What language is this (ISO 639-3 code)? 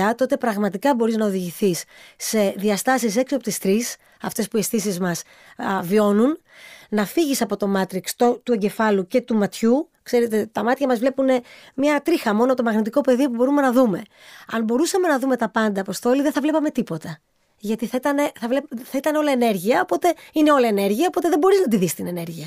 ell